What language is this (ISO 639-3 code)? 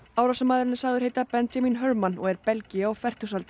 isl